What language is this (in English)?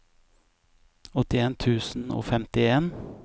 Norwegian